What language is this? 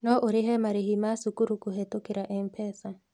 Kikuyu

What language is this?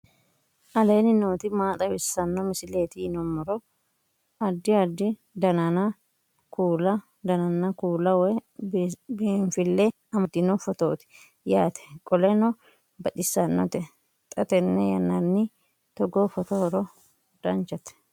Sidamo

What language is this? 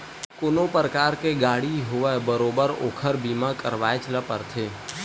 Chhattisgarhi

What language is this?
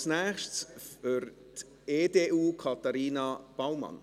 Swiss German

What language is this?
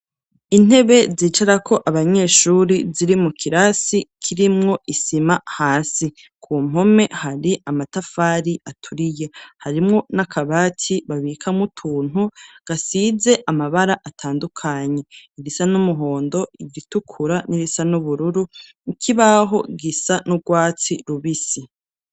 Rundi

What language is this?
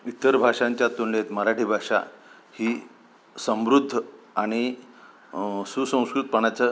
Marathi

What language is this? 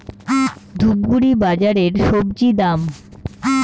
Bangla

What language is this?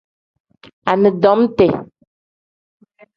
Tem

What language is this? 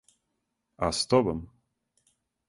Serbian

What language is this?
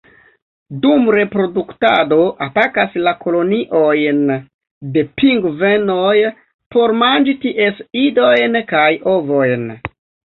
Esperanto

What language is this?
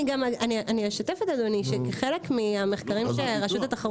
Hebrew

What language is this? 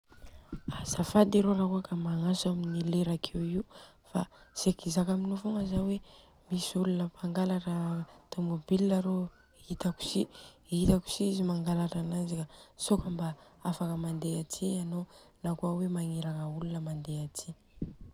Southern Betsimisaraka Malagasy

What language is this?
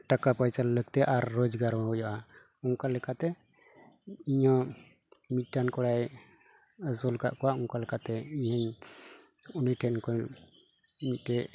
Santali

